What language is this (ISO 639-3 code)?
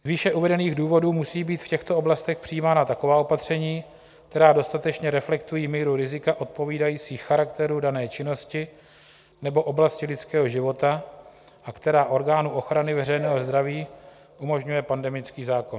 ces